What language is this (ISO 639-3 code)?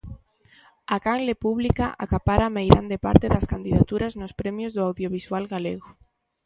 glg